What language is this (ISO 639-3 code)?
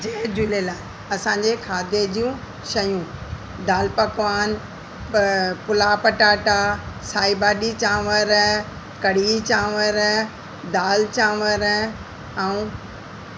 snd